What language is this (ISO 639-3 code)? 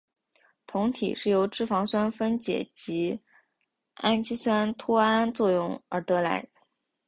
zho